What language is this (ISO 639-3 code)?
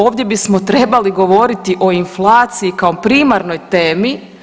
hrv